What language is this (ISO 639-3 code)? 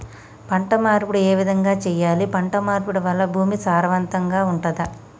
tel